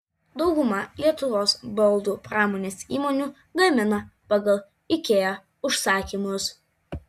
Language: Lithuanian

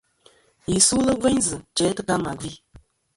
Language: Kom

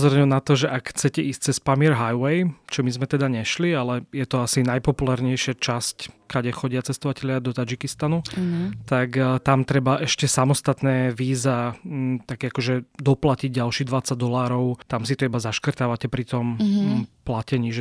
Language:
Slovak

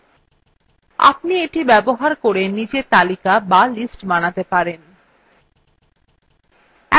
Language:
Bangla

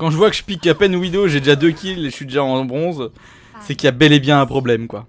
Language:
French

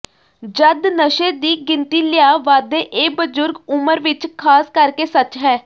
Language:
Punjabi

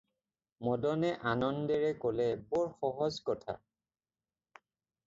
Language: Assamese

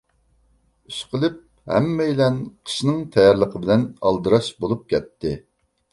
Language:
Uyghur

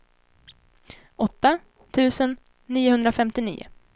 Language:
Swedish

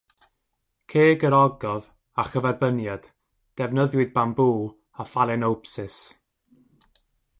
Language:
Welsh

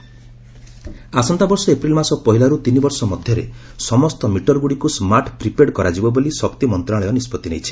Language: Odia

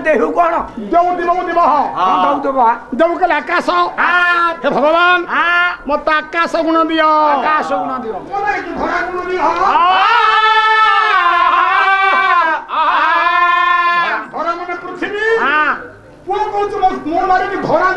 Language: Korean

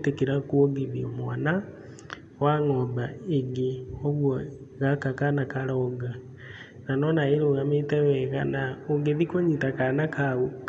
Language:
Kikuyu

